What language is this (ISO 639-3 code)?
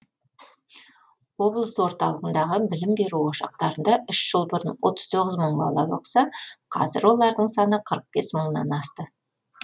kaz